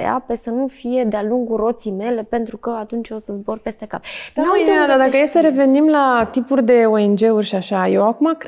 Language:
Romanian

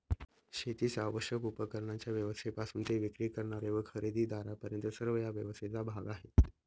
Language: Marathi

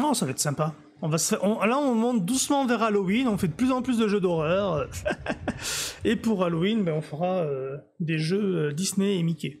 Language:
French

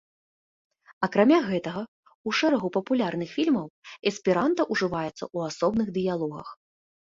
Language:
Belarusian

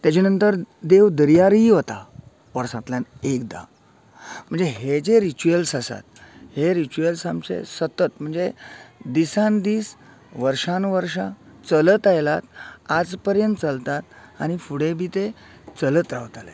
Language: Konkani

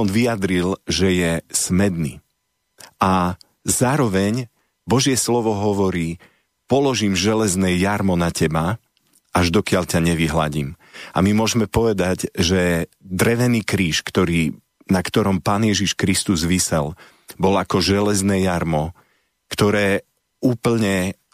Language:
Slovak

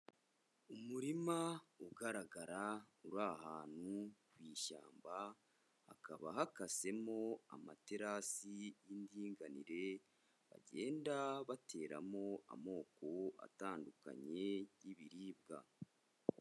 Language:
Kinyarwanda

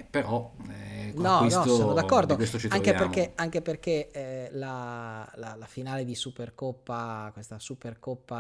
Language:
Italian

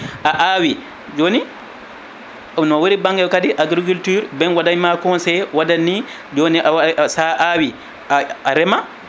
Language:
Fula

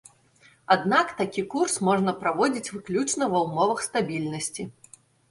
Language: Belarusian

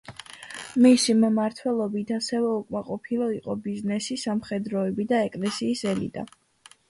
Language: Georgian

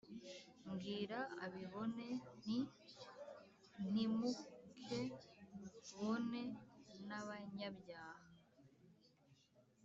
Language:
Kinyarwanda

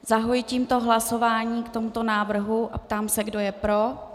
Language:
Czech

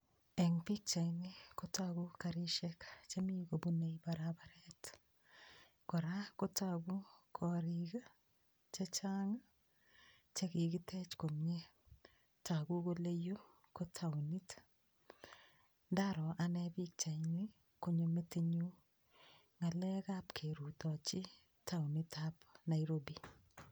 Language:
Kalenjin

